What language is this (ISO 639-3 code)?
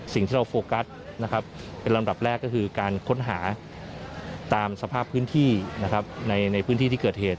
tha